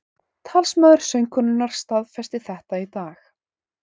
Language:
Icelandic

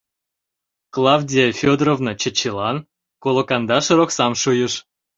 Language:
Mari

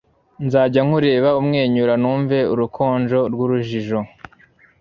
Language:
Kinyarwanda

